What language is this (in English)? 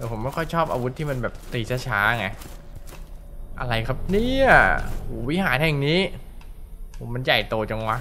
Thai